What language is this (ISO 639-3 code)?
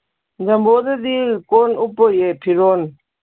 mni